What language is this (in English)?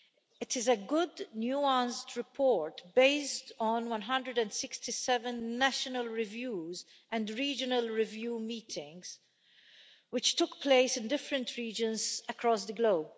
English